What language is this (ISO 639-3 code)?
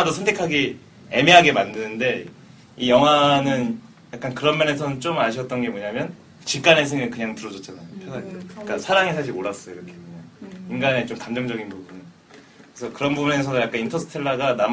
kor